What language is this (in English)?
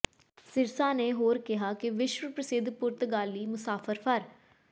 Punjabi